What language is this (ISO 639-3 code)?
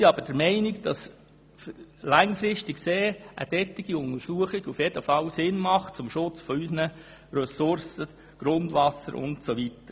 gsw